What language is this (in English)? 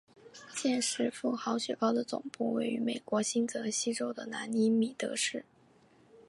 Chinese